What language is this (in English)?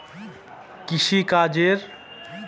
Bangla